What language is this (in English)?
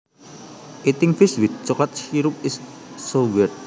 Javanese